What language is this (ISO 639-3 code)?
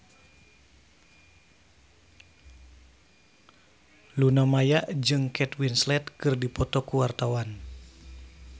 sun